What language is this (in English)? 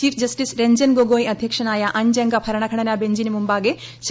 Malayalam